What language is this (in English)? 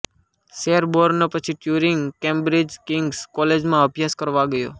Gujarati